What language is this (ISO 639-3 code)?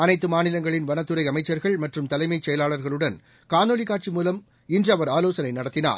tam